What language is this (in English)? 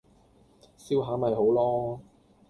Cantonese